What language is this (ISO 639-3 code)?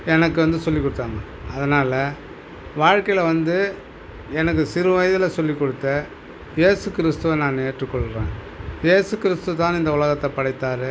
tam